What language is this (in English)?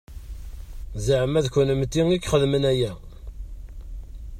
Kabyle